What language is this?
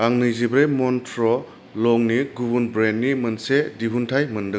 Bodo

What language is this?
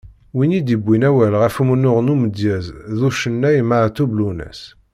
Kabyle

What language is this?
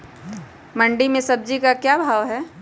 Magahi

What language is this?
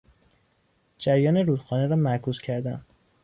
Persian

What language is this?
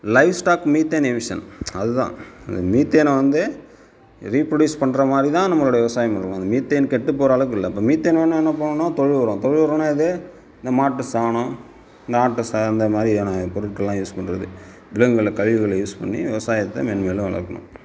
Tamil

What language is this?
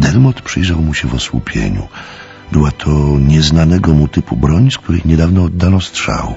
Polish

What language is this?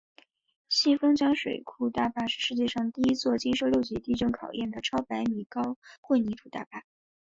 Chinese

